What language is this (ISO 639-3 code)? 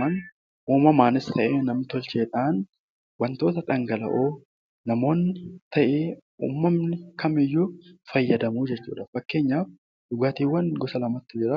orm